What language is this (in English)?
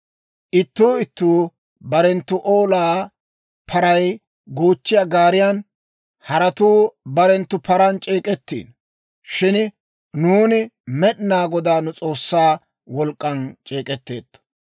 Dawro